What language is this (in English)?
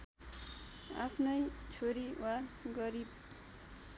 Nepali